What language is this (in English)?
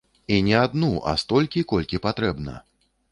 Belarusian